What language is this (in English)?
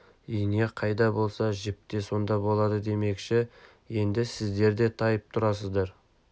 Kazakh